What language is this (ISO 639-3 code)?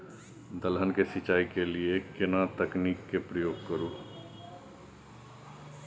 mai